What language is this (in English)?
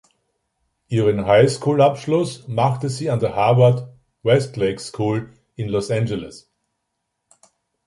German